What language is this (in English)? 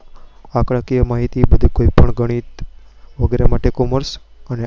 Gujarati